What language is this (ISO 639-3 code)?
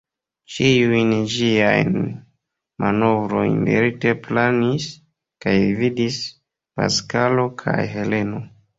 epo